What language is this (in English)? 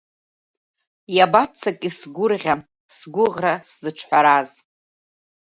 Abkhazian